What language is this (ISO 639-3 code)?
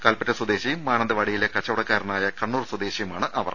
mal